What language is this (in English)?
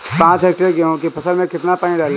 Hindi